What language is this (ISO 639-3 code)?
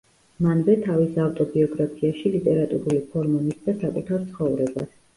kat